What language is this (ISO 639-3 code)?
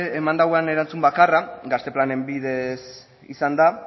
eus